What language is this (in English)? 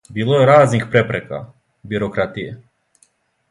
Serbian